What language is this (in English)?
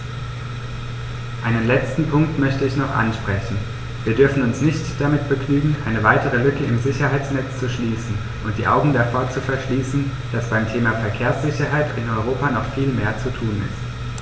German